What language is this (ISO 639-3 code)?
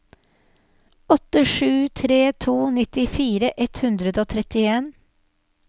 nor